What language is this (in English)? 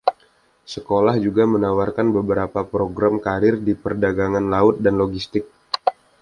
Indonesian